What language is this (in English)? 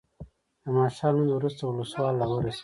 Pashto